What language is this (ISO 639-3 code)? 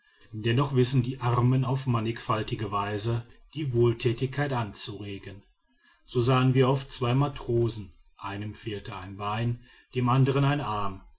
deu